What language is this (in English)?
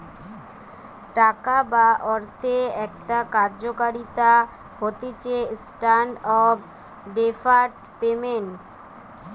Bangla